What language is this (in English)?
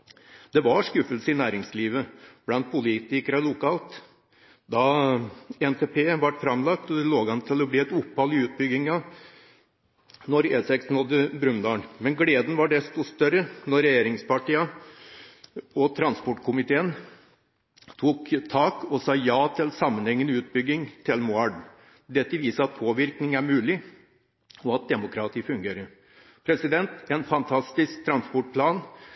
Norwegian Bokmål